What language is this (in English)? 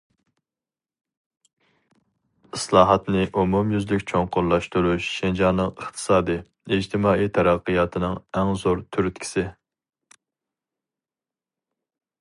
Uyghur